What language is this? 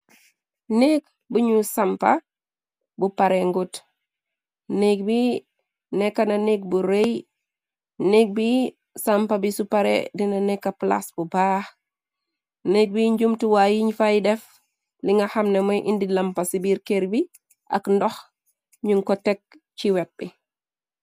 Wolof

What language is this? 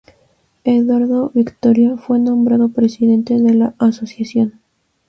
Spanish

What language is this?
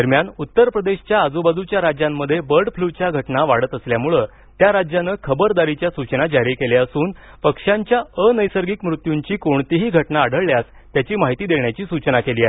Marathi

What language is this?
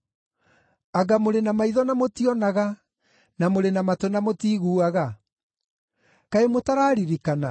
Kikuyu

